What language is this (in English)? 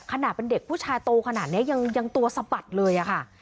Thai